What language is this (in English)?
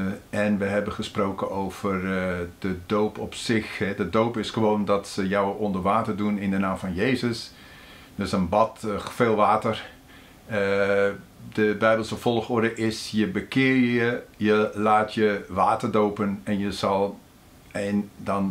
Dutch